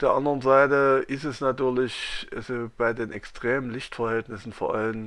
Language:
German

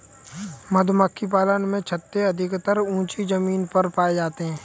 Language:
Hindi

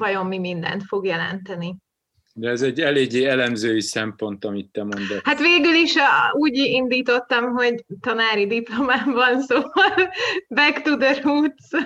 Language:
Hungarian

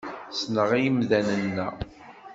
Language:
Kabyle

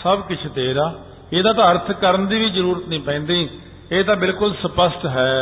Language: Punjabi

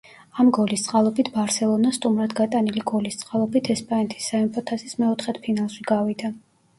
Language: Georgian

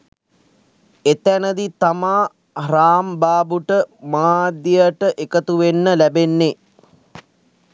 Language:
Sinhala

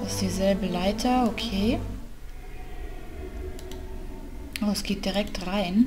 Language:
German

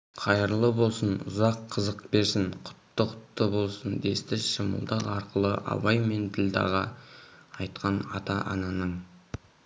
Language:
Kazakh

